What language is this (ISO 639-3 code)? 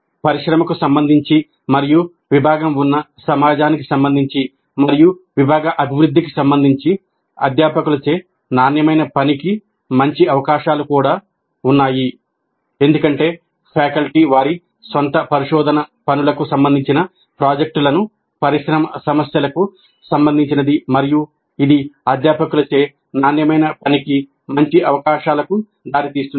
tel